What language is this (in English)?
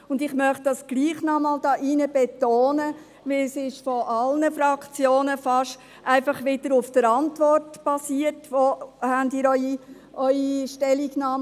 Swiss German